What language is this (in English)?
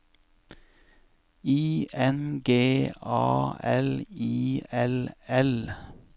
Norwegian